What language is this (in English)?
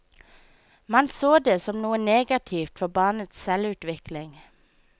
Norwegian